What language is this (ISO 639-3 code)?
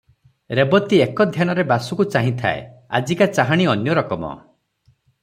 ori